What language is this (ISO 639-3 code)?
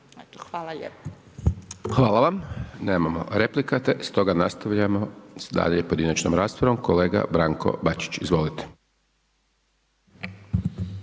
hrv